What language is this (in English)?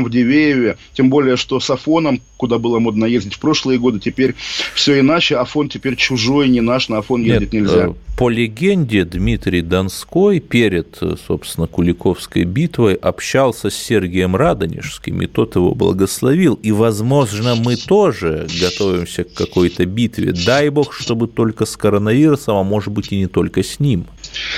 Russian